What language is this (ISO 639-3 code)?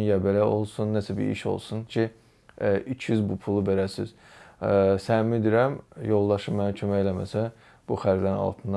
tur